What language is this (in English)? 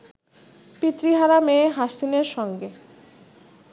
Bangla